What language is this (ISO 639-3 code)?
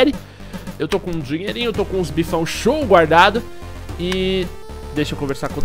por